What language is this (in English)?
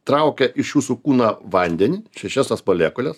Lithuanian